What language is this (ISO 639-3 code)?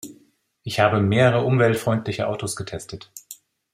deu